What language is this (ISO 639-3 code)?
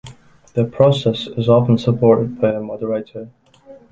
eng